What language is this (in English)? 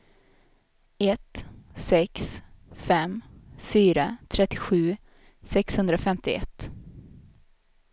Swedish